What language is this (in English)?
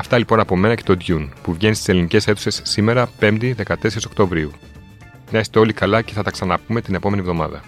Greek